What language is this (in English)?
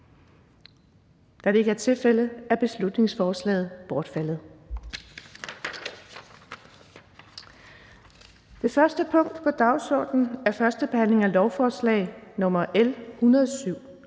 Danish